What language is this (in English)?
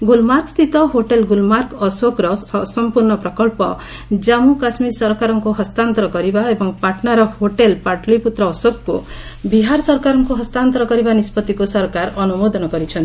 Odia